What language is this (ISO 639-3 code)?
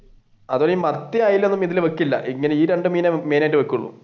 mal